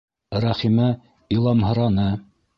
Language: Bashkir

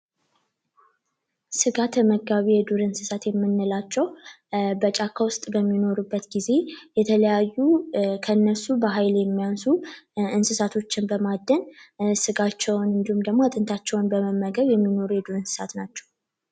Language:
Amharic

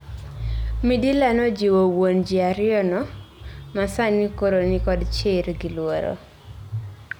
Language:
Luo (Kenya and Tanzania)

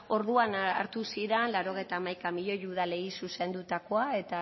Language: Basque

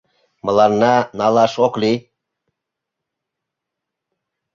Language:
Mari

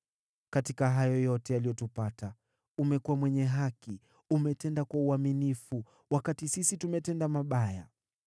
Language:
Swahili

